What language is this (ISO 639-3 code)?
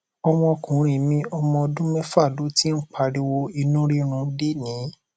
yor